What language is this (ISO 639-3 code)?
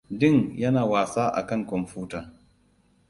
hau